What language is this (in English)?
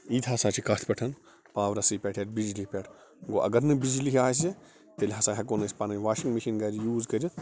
Kashmiri